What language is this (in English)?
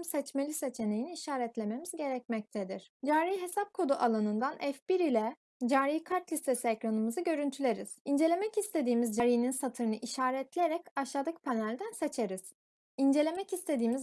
Turkish